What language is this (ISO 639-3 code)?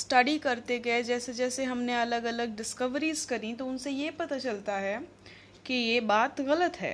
hin